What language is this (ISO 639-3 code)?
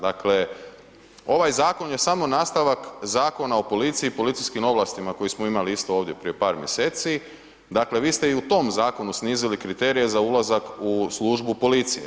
hrv